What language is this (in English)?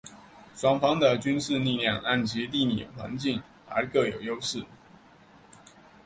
Chinese